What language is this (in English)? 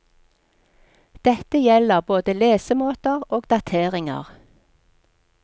Norwegian